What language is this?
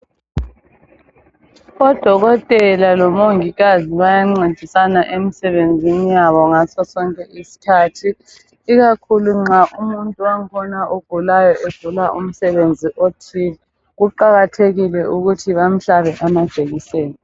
North Ndebele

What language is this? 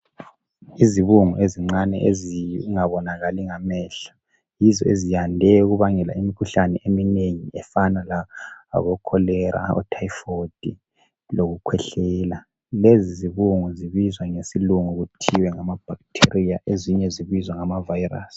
North Ndebele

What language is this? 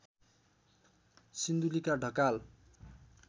Nepali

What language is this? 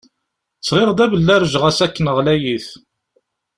Kabyle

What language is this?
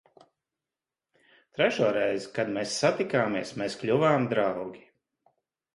Latvian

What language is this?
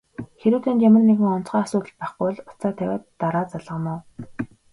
Mongolian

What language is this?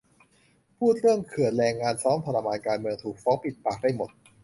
Thai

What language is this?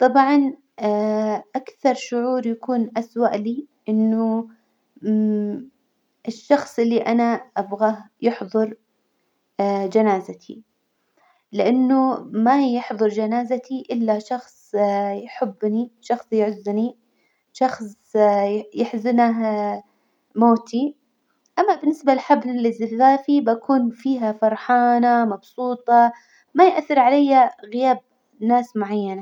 Hijazi Arabic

